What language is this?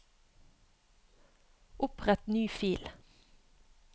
Norwegian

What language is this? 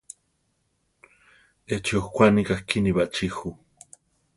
Central Tarahumara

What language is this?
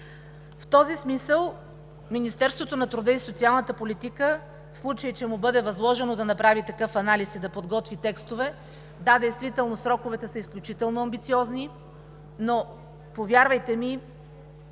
Bulgarian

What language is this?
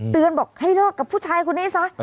Thai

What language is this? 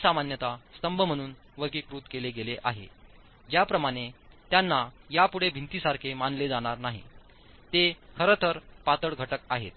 Marathi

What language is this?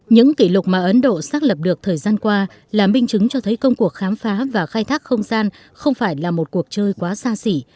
Vietnamese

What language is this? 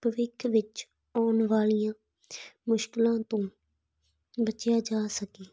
Punjabi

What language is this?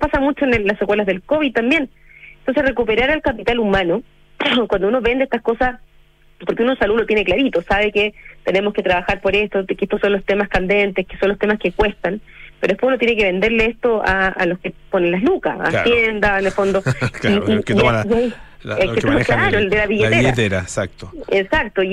Spanish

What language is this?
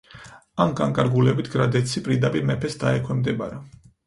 Georgian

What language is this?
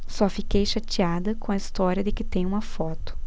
Portuguese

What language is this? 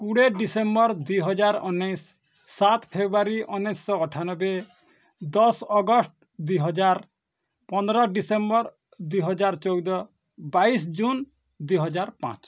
Odia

